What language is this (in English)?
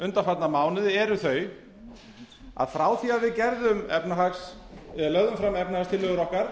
Icelandic